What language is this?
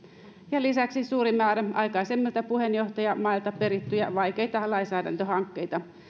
Finnish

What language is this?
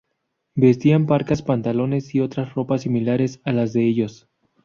Spanish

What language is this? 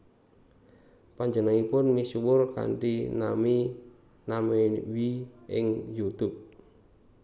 Javanese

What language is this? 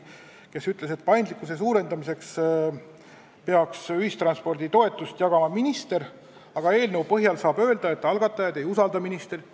Estonian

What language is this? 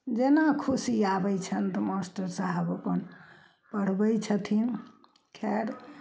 Maithili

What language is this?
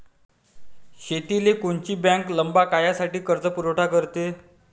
Marathi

